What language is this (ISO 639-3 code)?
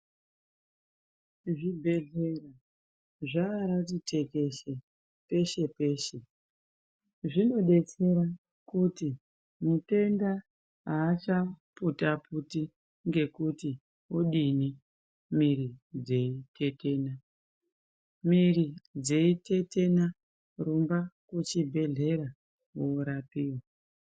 ndc